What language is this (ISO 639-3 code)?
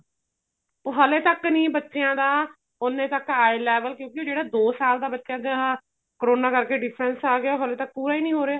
pan